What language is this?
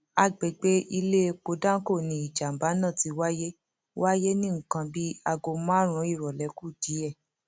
Yoruba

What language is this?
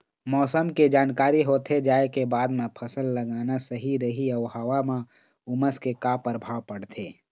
Chhattisgarhi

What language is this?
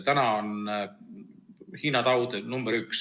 Estonian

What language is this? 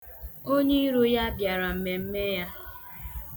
Igbo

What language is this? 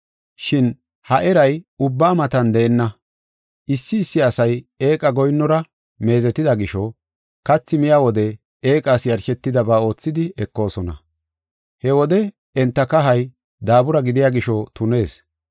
Gofa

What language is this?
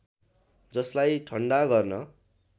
Nepali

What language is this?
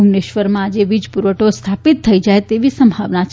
Gujarati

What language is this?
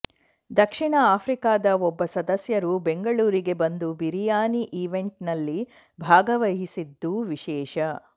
Kannada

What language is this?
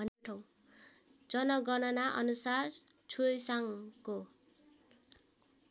Nepali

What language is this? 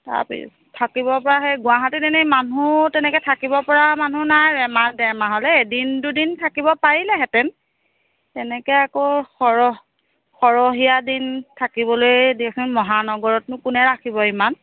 Assamese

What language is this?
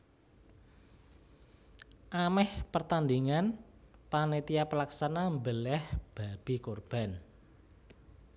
Javanese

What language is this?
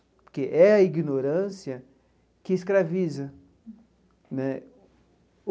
Portuguese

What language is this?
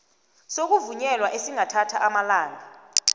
South Ndebele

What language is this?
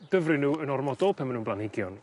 Welsh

